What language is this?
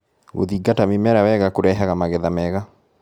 Kikuyu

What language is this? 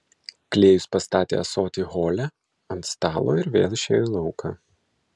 Lithuanian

